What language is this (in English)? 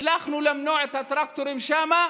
Hebrew